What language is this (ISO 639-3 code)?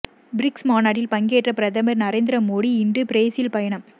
tam